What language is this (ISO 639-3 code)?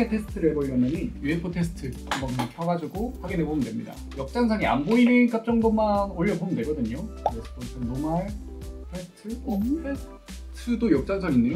kor